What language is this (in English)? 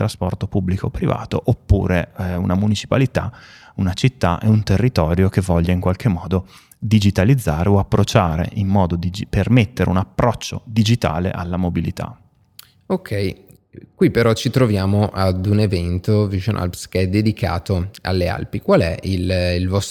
Italian